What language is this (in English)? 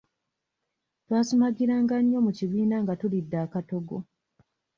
Ganda